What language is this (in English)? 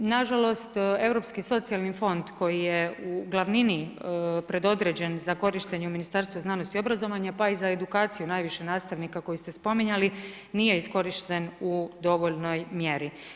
Croatian